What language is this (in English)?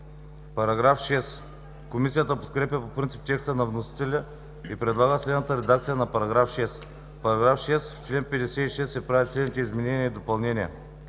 Bulgarian